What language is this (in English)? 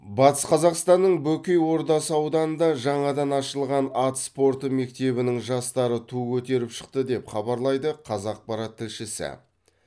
Kazakh